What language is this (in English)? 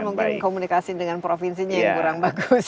Indonesian